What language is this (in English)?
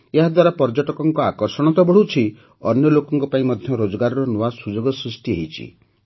Odia